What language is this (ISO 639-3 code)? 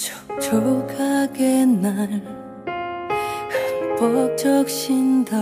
kor